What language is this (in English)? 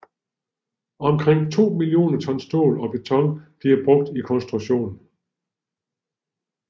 Danish